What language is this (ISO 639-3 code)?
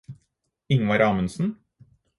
nob